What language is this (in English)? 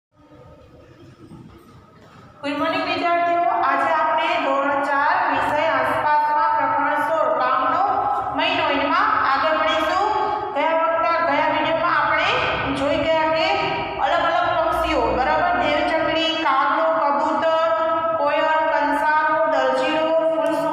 Indonesian